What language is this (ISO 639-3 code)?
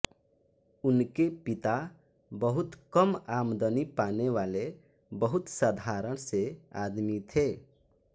hin